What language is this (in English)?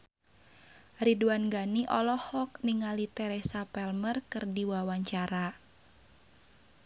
Sundanese